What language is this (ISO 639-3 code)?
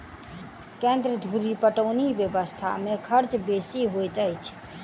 mai